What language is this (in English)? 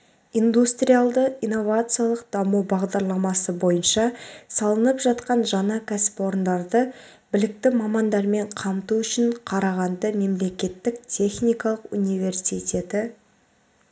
Kazakh